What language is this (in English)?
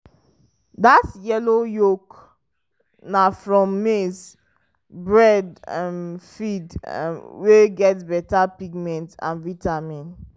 Nigerian Pidgin